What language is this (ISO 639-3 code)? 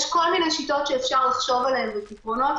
heb